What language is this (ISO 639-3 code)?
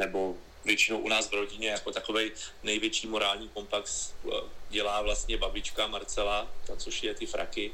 ces